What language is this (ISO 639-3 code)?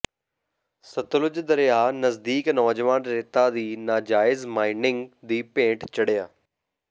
pan